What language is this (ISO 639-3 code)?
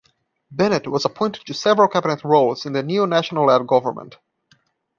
eng